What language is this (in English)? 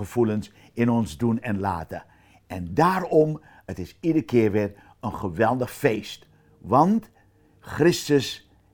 Dutch